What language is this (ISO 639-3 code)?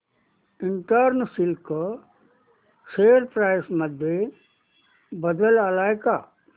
mar